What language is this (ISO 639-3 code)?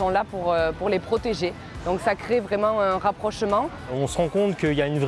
fra